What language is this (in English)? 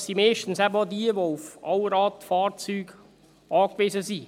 Swiss German